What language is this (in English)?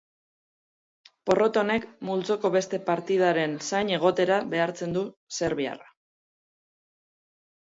Basque